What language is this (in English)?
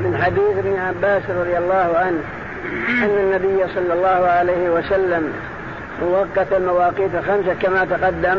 Arabic